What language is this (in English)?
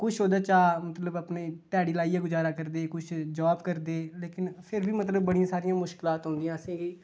Dogri